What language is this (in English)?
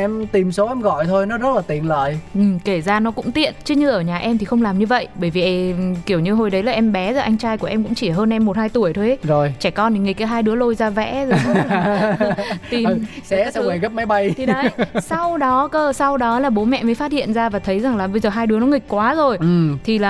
Vietnamese